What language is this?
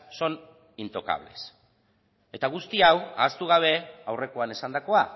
Basque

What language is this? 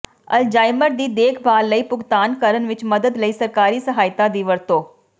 Punjabi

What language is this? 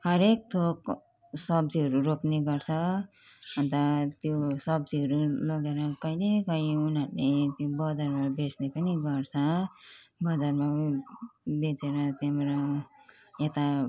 Nepali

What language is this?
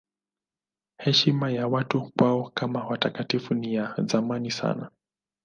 Swahili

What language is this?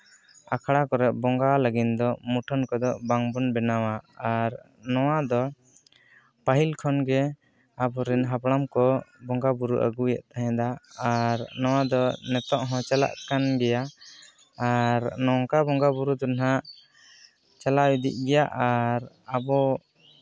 Santali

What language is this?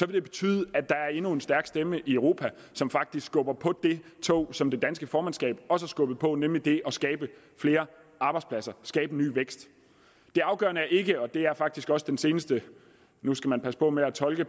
Danish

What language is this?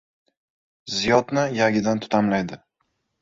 Uzbek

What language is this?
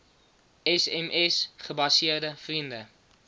Afrikaans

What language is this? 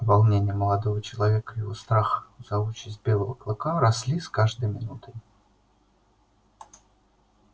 Russian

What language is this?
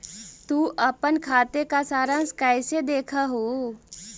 Magahi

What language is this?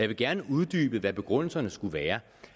Danish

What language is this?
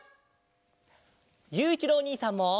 Japanese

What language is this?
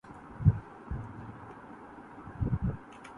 Urdu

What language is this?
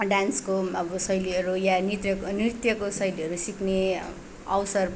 Nepali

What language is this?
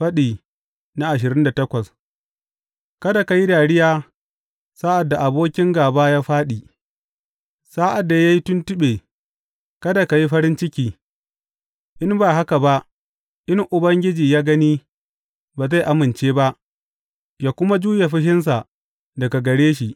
Hausa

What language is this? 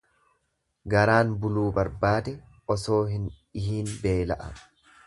Oromo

